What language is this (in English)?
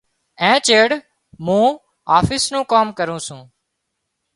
Wadiyara Koli